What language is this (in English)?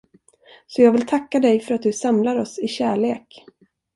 Swedish